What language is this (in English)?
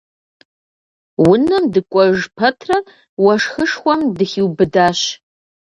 Kabardian